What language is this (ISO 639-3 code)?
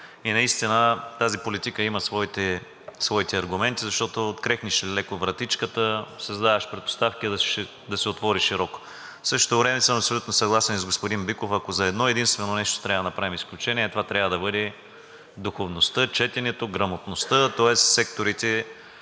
bul